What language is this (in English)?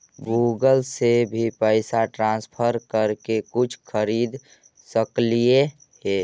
Magahi